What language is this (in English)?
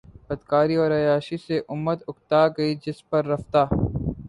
Urdu